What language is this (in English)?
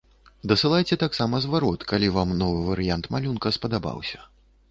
Belarusian